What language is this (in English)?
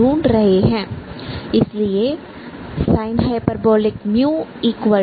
Hindi